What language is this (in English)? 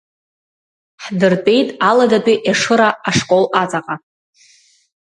Abkhazian